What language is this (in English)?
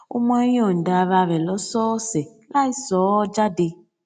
Yoruba